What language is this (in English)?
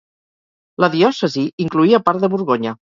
Catalan